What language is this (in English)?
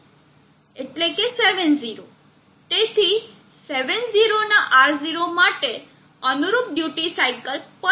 Gujarati